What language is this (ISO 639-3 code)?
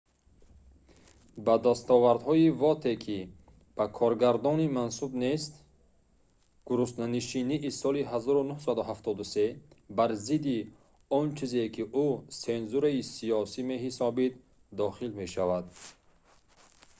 tgk